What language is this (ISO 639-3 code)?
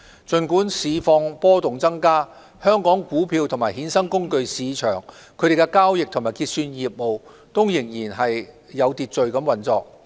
yue